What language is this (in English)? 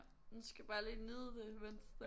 Danish